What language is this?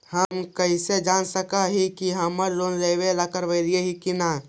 Magahi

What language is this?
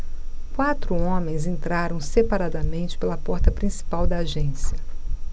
Portuguese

